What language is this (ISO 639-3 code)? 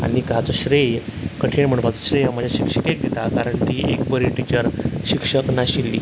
kok